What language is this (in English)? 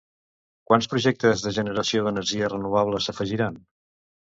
Catalan